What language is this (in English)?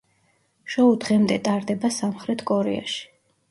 Georgian